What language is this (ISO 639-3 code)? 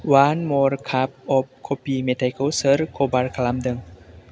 brx